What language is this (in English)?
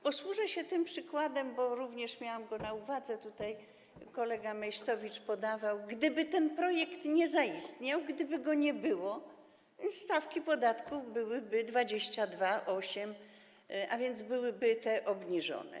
Polish